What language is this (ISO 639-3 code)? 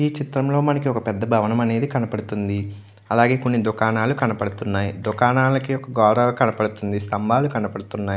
tel